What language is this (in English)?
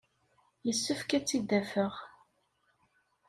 Kabyle